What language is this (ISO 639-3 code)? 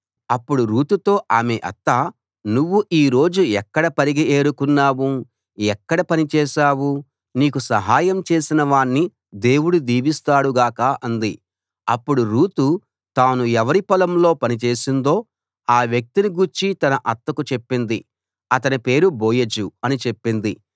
tel